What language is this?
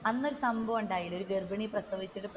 Malayalam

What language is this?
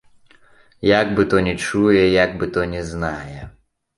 Belarusian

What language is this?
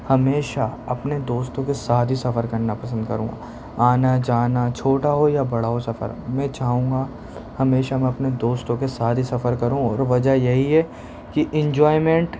Urdu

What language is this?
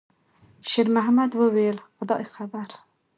Pashto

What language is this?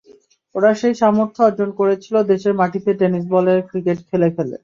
Bangla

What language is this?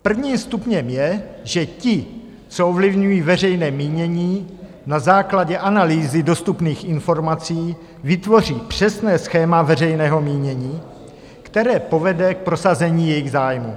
Czech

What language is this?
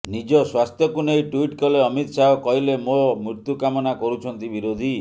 Odia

